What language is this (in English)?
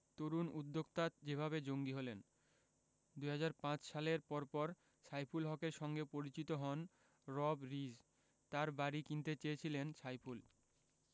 Bangla